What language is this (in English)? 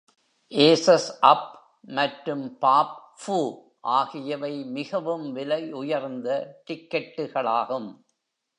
Tamil